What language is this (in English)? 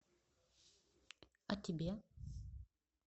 Russian